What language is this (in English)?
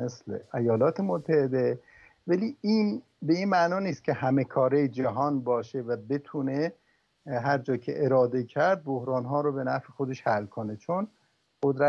Persian